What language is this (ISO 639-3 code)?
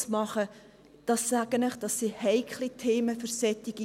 gsw